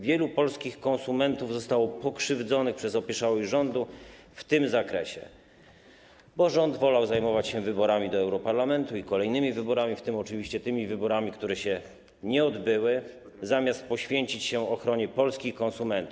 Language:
Polish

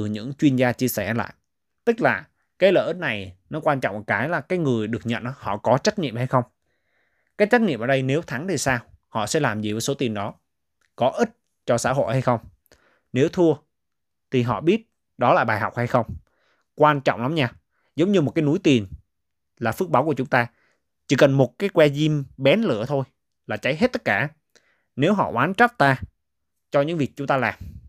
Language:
Vietnamese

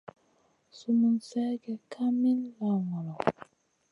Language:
Masana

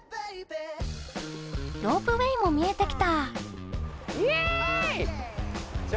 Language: Japanese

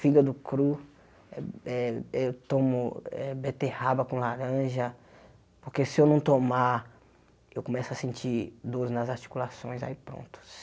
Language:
Portuguese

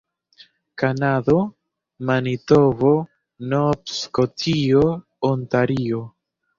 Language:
Esperanto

